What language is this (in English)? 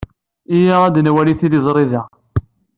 Kabyle